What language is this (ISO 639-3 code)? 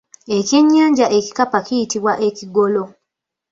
lug